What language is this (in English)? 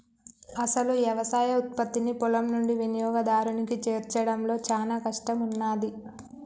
Telugu